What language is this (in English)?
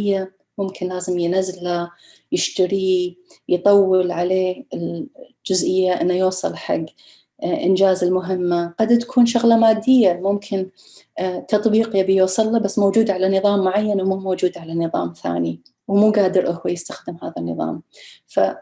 Arabic